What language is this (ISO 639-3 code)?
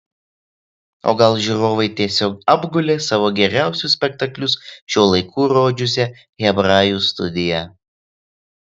lit